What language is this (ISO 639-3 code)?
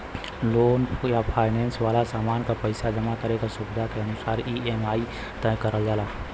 bho